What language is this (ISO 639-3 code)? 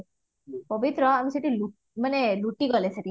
ori